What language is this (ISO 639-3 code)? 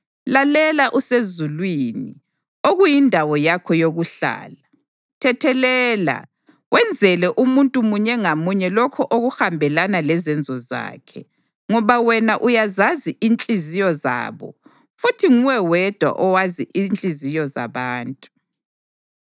nde